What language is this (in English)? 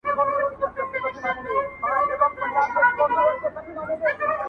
Pashto